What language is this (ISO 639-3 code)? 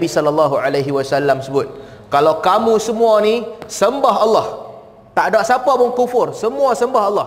msa